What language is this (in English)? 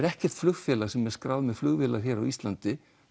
Icelandic